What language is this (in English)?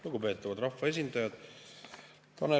Estonian